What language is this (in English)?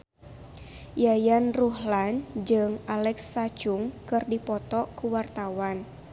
Sundanese